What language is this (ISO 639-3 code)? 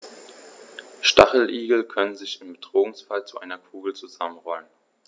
deu